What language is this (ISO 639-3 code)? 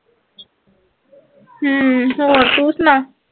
pan